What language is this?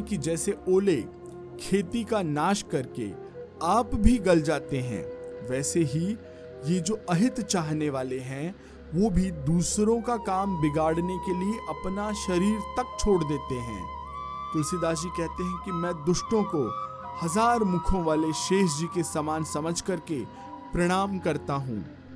Hindi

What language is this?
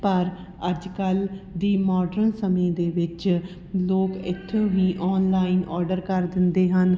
Punjabi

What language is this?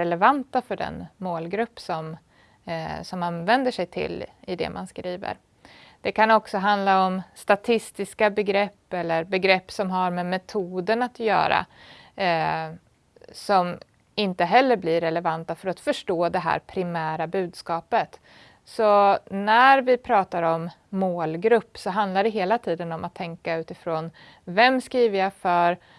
Swedish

